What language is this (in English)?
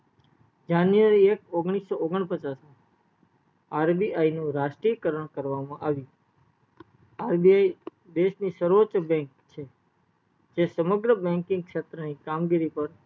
Gujarati